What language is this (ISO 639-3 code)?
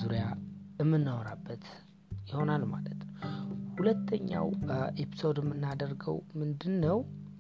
amh